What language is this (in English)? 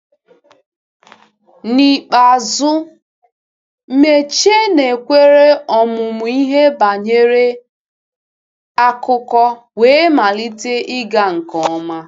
Igbo